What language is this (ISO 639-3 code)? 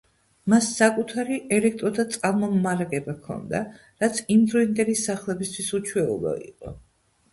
kat